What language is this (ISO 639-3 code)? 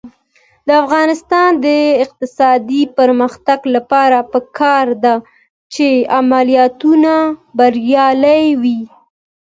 pus